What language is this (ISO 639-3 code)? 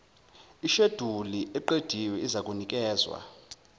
zul